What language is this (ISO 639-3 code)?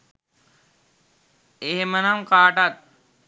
sin